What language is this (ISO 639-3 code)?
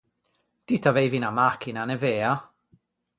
lij